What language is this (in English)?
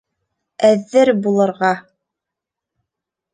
Bashkir